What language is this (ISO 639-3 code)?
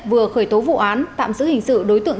vie